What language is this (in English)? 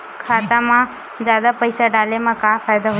Chhattisgarhi